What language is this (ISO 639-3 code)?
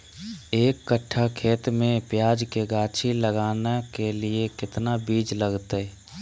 mag